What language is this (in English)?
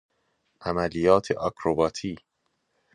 Persian